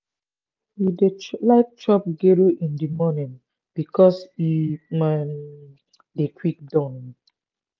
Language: Nigerian Pidgin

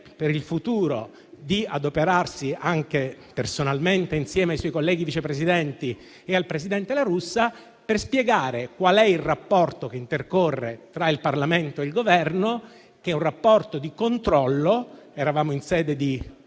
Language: Italian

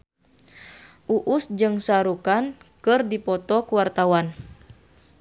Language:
Sundanese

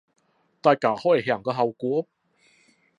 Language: Cantonese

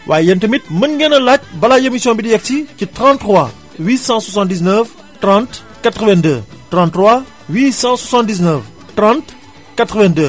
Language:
Wolof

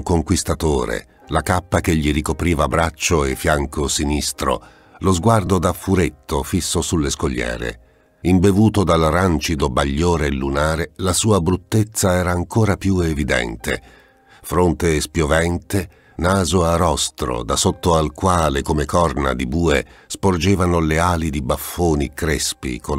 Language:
Italian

